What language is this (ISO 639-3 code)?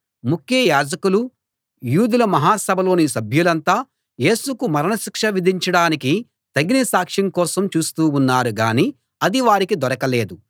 tel